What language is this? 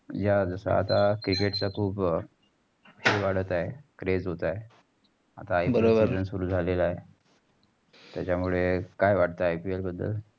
Marathi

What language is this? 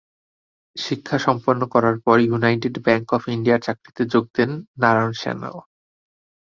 Bangla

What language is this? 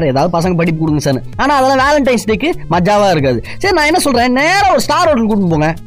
Tamil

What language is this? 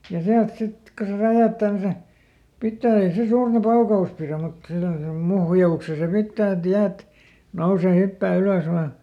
Finnish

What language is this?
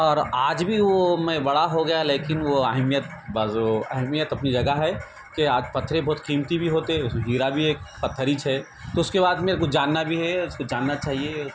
Urdu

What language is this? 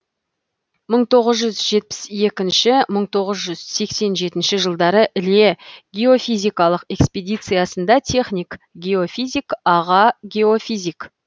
Kazakh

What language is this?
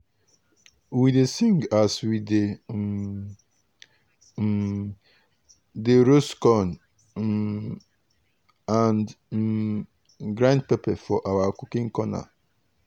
Nigerian Pidgin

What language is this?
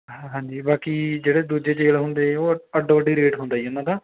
Punjabi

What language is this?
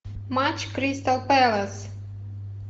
Russian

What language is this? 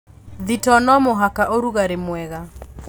Kikuyu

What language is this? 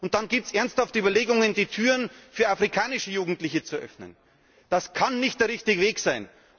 German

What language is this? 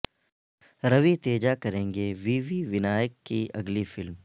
Urdu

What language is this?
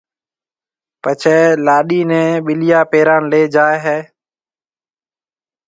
Marwari (Pakistan)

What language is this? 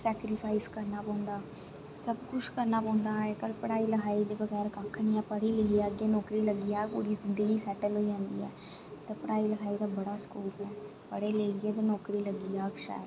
Dogri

